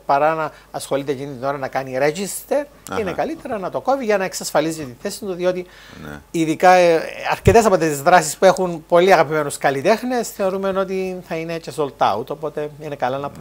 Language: Greek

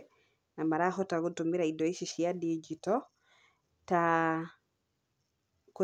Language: Kikuyu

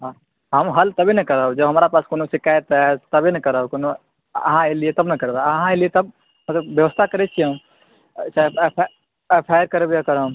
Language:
Maithili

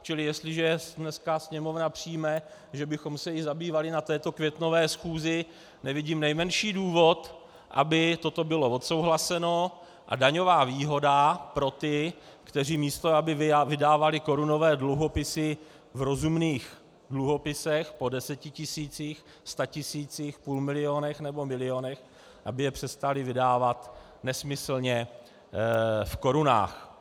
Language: Czech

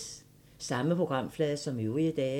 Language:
Danish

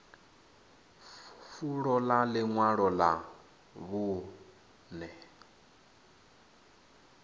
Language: Venda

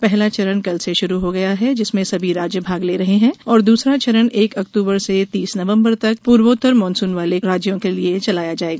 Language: Hindi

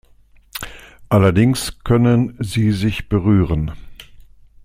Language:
German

